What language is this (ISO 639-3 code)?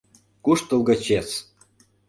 chm